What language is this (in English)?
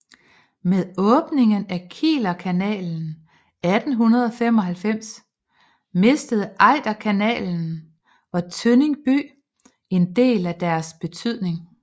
Danish